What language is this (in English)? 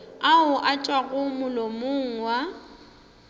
Northern Sotho